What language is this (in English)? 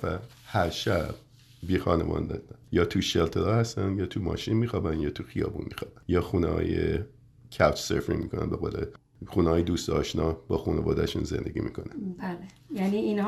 Persian